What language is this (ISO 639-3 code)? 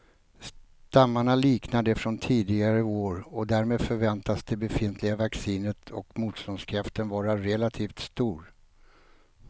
swe